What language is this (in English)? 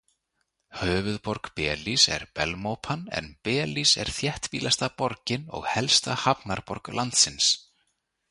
Icelandic